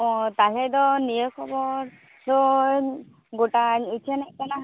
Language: Santali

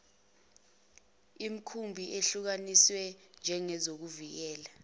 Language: Zulu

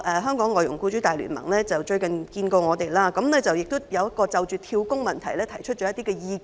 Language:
Cantonese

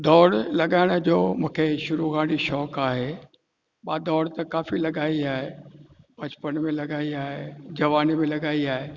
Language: Sindhi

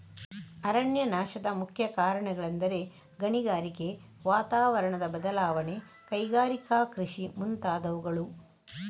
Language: Kannada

